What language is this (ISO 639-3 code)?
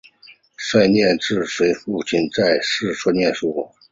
zho